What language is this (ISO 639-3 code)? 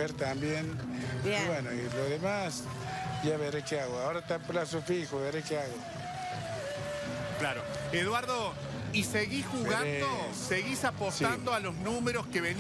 spa